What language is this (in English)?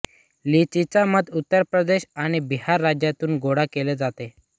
Marathi